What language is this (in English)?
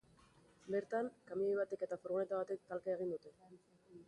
Basque